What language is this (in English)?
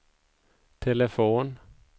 Swedish